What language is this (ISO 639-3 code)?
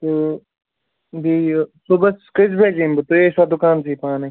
kas